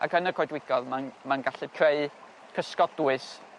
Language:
Welsh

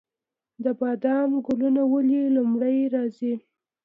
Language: Pashto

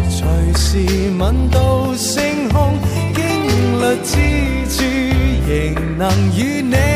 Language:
Chinese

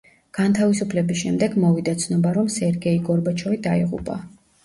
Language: Georgian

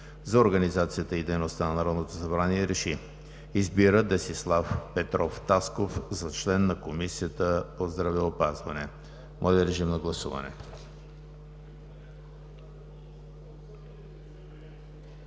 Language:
Bulgarian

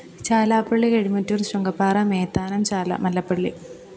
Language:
Malayalam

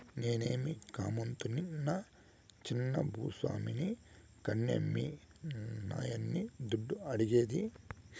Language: Telugu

